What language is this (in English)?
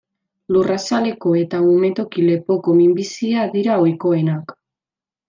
Basque